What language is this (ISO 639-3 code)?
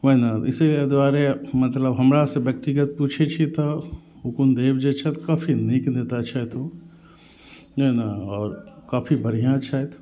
mai